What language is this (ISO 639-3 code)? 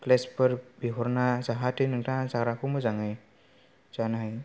brx